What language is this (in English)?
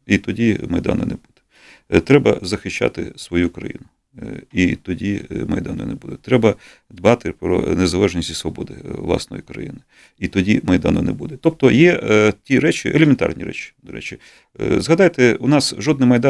Ukrainian